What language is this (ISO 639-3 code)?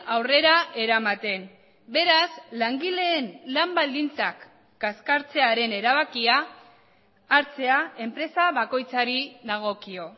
eus